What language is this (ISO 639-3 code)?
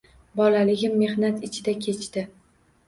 uzb